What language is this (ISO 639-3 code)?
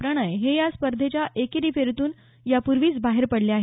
mar